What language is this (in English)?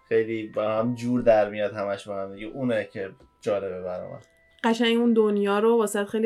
Persian